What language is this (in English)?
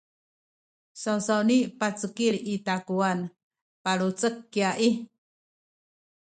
Sakizaya